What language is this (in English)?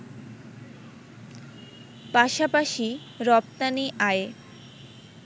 Bangla